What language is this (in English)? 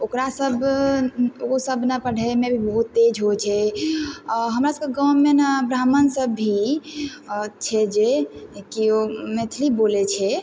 Maithili